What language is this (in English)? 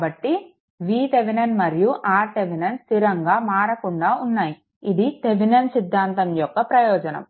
Telugu